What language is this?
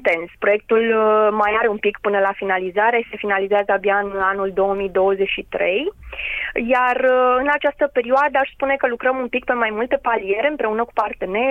Romanian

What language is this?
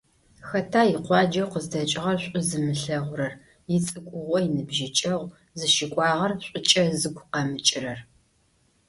Adyghe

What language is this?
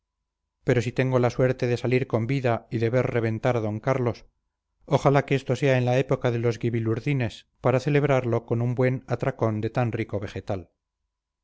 Spanish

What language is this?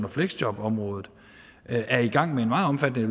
Danish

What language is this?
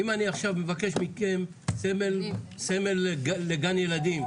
Hebrew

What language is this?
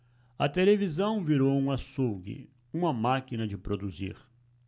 Portuguese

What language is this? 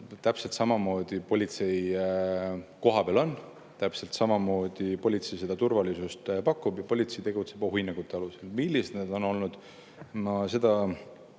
Estonian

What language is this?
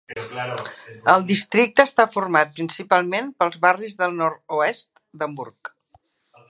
Catalan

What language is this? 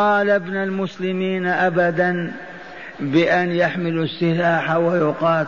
Arabic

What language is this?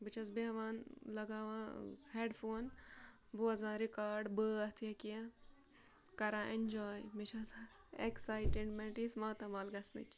Kashmiri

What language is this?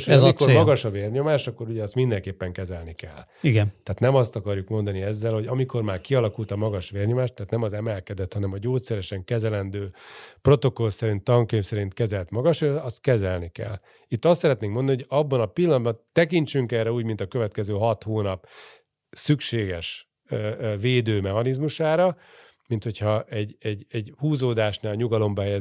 Hungarian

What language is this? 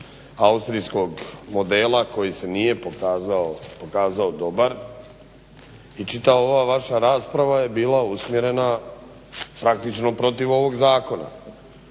Croatian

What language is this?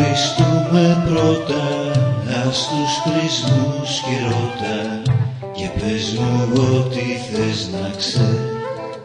Greek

